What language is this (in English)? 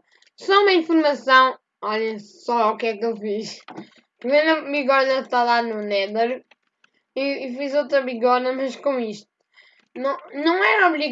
Portuguese